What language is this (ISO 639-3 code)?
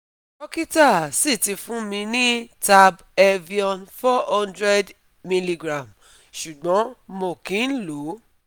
yor